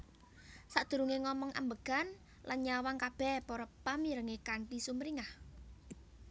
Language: Javanese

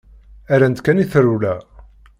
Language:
Kabyle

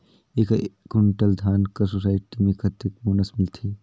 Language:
Chhattisgarhi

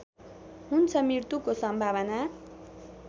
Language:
Nepali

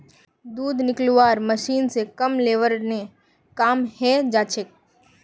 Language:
Magahi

